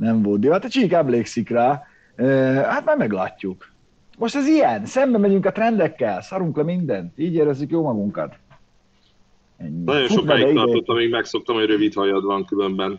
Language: Hungarian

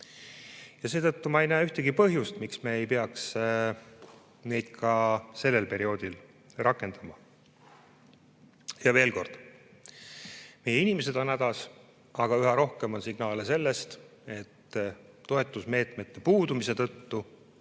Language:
Estonian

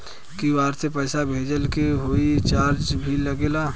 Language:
Bhojpuri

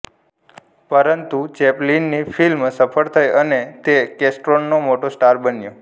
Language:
Gujarati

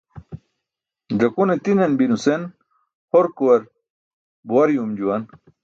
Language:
Burushaski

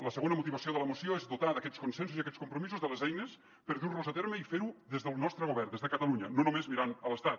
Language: Catalan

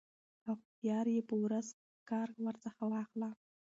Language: Pashto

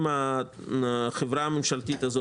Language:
Hebrew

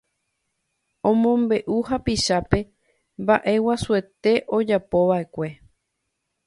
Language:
Guarani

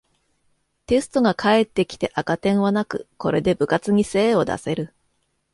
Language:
Japanese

